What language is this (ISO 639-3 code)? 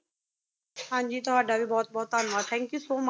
pan